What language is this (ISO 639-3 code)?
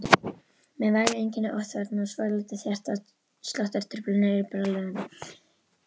isl